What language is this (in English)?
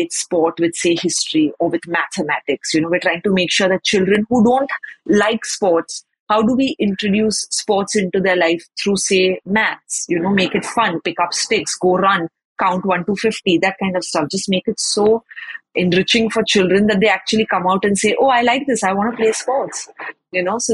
English